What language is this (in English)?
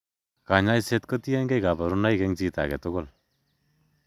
Kalenjin